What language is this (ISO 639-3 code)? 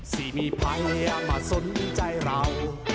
tha